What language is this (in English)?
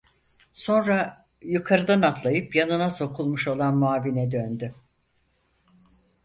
Turkish